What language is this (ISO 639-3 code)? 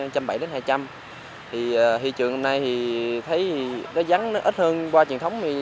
vie